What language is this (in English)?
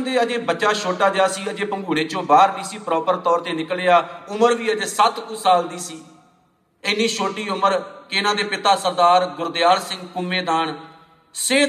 Punjabi